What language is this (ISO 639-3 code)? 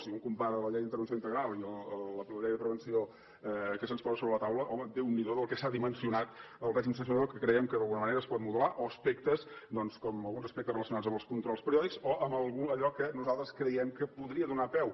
cat